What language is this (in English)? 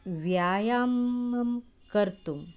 Sanskrit